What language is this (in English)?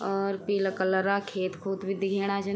Garhwali